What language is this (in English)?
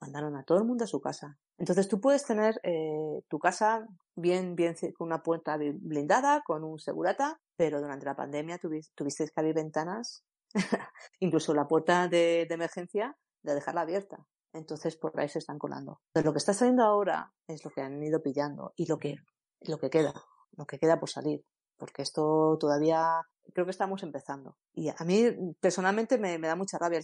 Spanish